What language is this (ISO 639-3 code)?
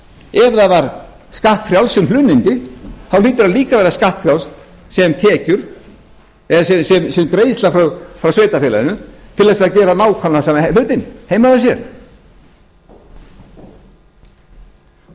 isl